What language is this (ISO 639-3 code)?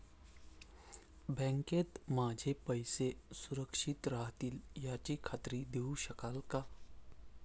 mar